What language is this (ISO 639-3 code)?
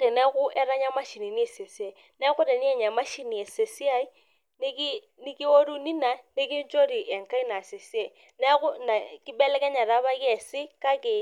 mas